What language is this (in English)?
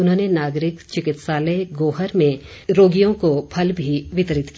Hindi